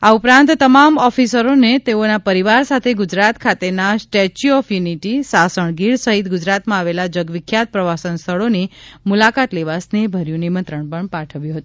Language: Gujarati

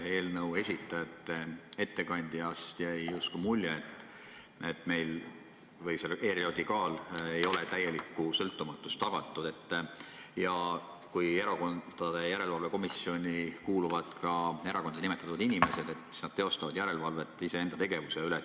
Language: Estonian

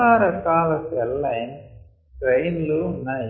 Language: Telugu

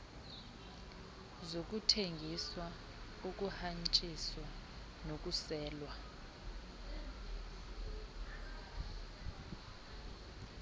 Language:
Xhosa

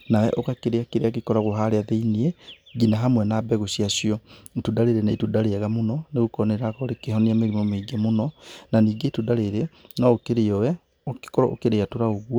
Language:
Kikuyu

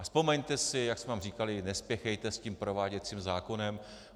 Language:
Czech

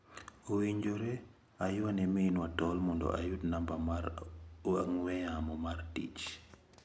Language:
Luo (Kenya and Tanzania)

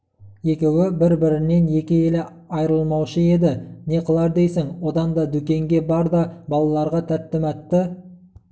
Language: Kazakh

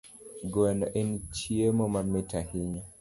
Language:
Luo (Kenya and Tanzania)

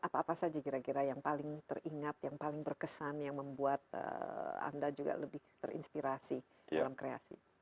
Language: Indonesian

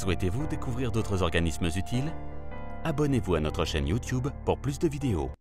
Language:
French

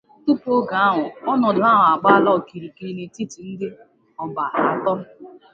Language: Igbo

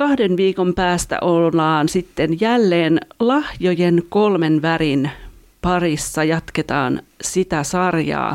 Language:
Finnish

